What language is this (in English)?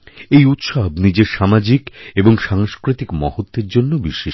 Bangla